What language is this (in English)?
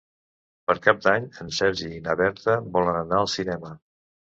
Catalan